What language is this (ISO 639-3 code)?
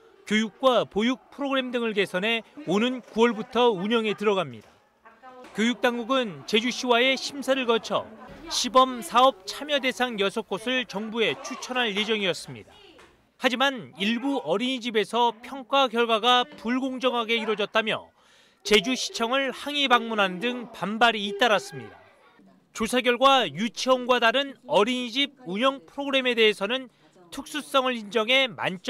kor